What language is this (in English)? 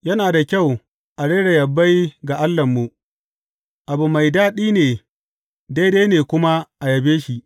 Hausa